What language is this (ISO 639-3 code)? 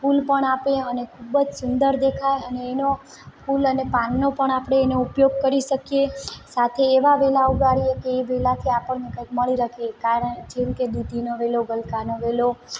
guj